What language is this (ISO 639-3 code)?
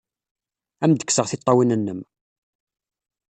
kab